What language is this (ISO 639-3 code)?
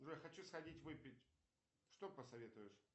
rus